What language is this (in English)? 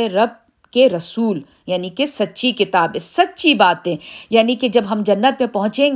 Urdu